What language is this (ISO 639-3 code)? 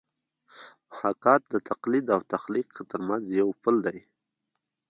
pus